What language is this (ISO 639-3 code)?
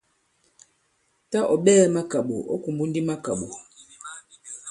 abb